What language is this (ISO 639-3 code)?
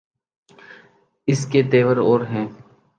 urd